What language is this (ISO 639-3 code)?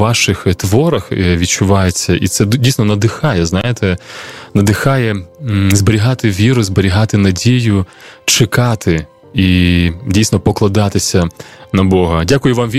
ukr